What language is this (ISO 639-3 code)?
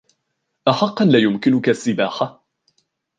ara